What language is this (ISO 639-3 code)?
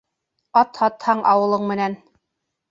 bak